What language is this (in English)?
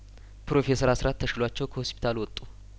Amharic